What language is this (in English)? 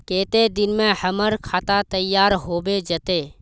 Magahi